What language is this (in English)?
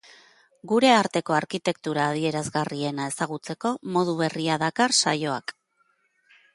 Basque